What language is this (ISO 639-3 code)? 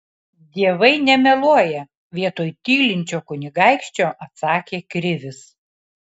lit